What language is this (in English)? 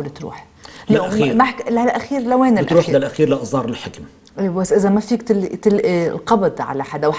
Arabic